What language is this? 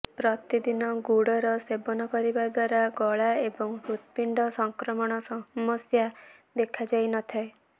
Odia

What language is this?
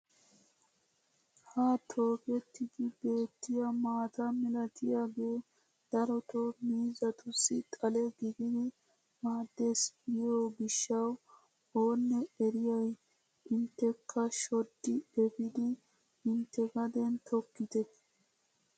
Wolaytta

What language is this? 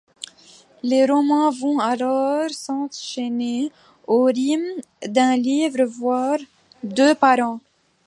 French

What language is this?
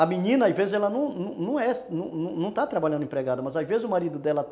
Portuguese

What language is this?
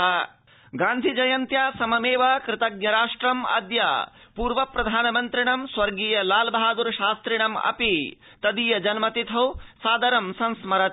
Sanskrit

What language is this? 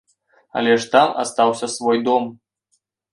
Belarusian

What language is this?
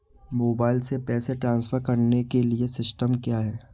Hindi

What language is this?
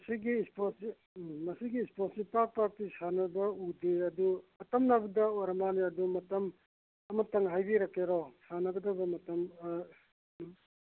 Manipuri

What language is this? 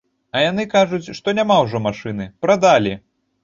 Belarusian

